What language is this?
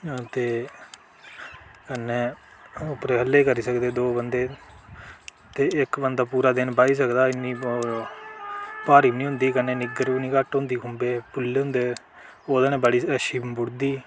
Dogri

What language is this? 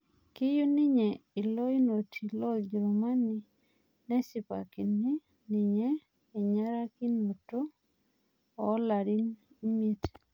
Masai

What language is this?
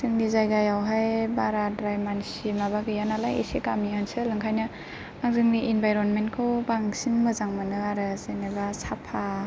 Bodo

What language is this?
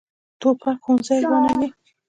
Pashto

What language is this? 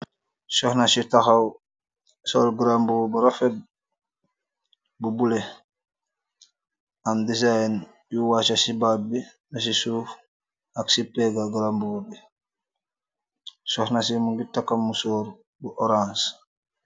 Wolof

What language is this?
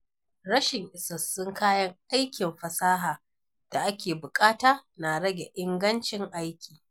Hausa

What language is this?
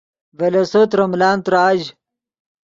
Yidgha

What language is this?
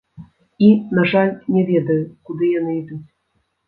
Belarusian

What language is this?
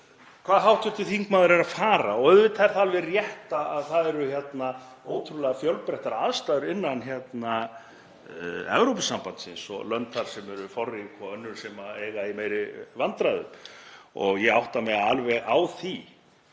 Icelandic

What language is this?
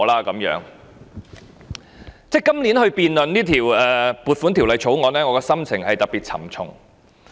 Cantonese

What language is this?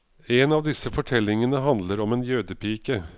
Norwegian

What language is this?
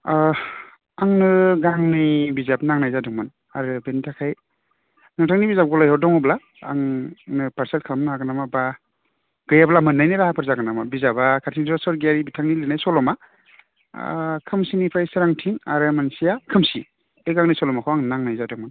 Bodo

